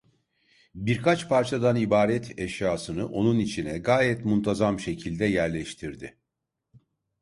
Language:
Turkish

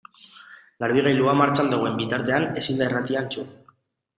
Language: Basque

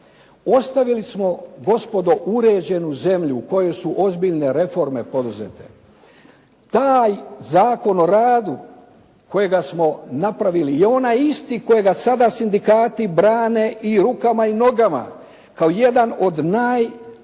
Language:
Croatian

